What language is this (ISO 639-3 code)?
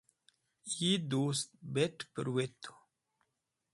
wbl